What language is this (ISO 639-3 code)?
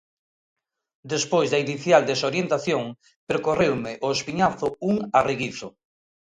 glg